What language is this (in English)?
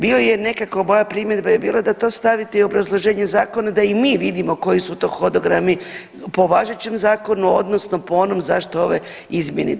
Croatian